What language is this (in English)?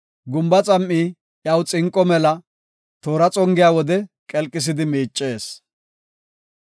Gofa